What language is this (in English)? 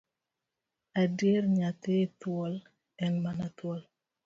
Luo (Kenya and Tanzania)